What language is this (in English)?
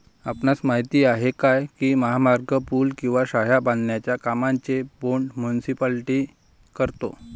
Marathi